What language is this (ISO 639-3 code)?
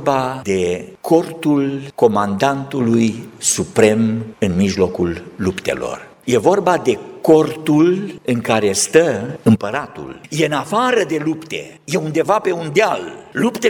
ron